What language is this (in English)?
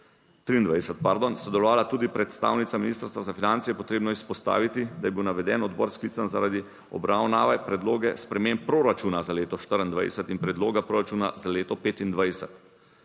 Slovenian